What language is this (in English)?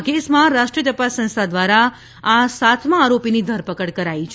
Gujarati